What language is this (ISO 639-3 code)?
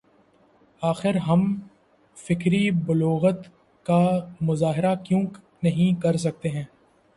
urd